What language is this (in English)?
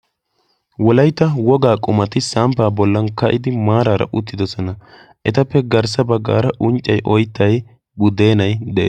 Wolaytta